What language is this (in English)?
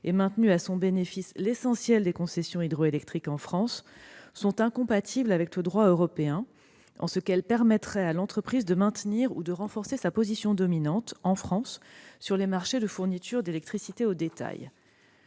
French